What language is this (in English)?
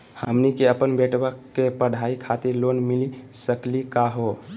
Magahi